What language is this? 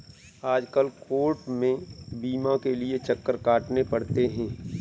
Hindi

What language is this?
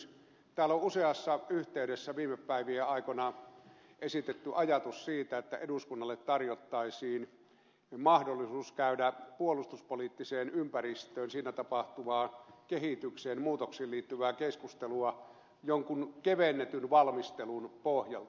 Finnish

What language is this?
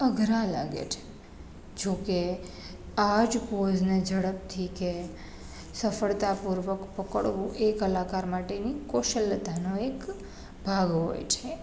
Gujarati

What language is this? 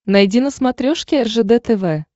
Russian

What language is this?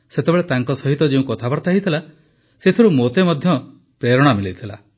Odia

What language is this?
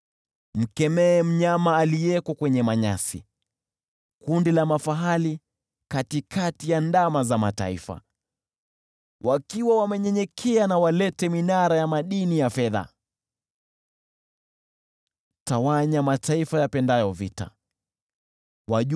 Swahili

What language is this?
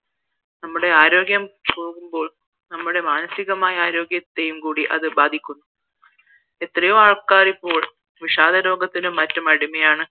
Malayalam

